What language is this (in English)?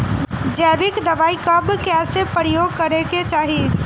Bhojpuri